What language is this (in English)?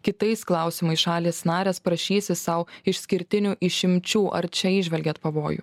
Lithuanian